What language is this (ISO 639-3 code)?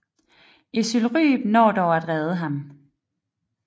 dan